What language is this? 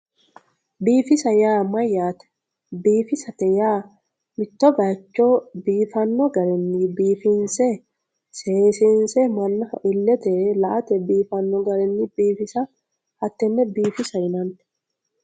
Sidamo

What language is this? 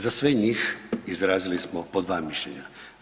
Croatian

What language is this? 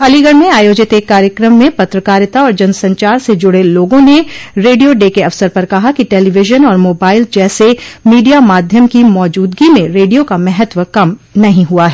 Hindi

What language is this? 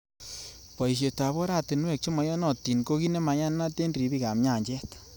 Kalenjin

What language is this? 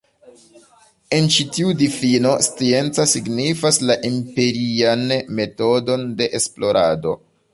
Esperanto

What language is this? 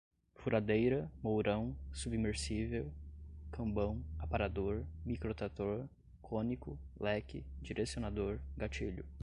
Portuguese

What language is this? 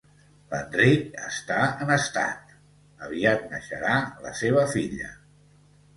Catalan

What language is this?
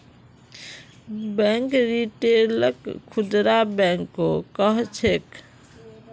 Magahi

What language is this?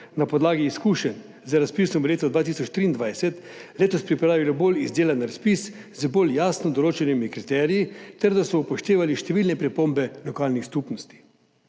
Slovenian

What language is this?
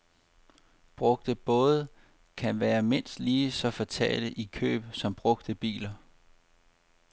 Danish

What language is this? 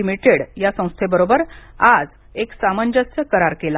Marathi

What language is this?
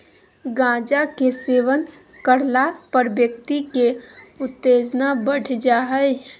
Magahi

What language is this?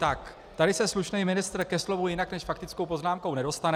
Czech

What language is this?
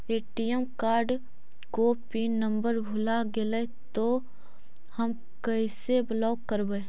Magahi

